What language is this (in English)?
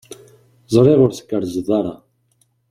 Kabyle